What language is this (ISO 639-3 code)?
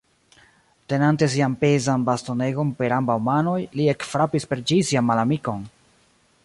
epo